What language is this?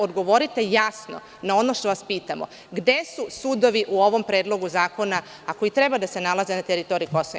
Serbian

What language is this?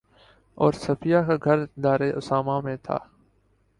Urdu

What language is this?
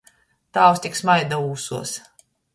Latgalian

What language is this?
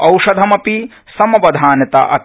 Sanskrit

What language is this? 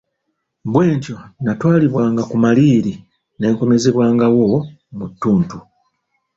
Ganda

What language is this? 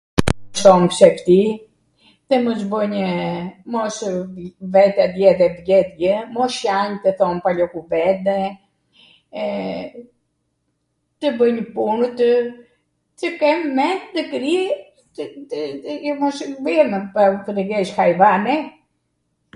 Arvanitika Albanian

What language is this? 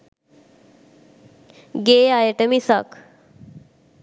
Sinhala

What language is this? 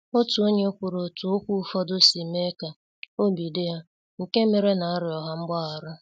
Igbo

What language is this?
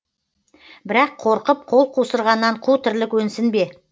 Kazakh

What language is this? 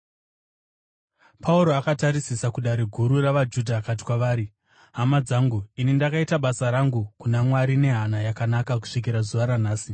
Shona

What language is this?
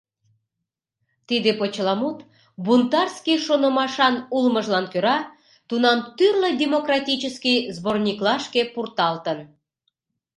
Mari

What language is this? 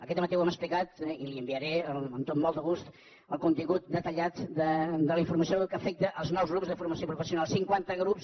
Catalan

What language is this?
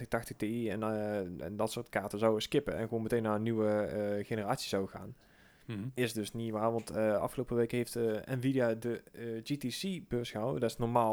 Dutch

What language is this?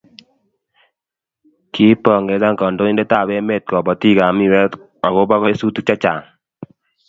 Kalenjin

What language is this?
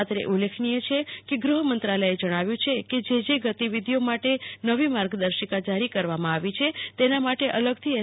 Gujarati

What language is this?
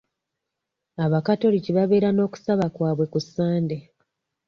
Ganda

